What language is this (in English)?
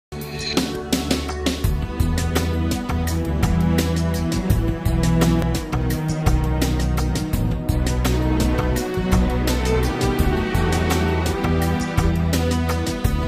Romanian